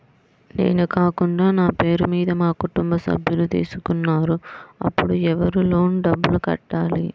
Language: Telugu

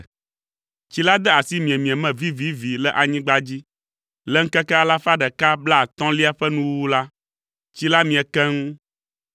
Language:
Ewe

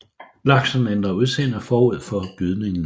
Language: Danish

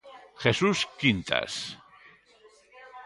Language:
Galician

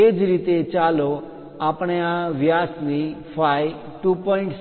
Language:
Gujarati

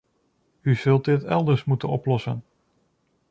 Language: Dutch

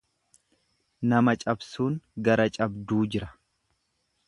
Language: Oromo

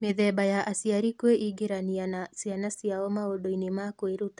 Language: Kikuyu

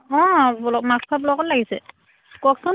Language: Assamese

